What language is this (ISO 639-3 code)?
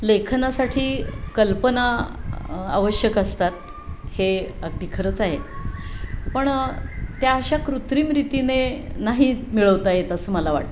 mar